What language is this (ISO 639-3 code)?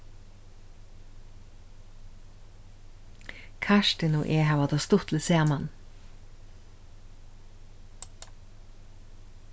fao